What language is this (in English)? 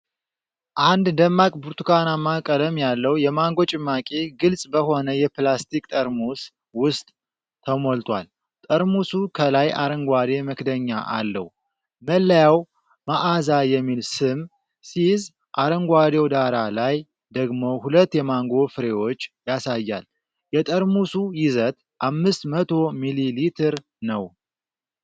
Amharic